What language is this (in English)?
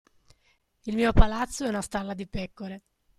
Italian